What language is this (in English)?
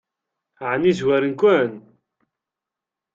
Kabyle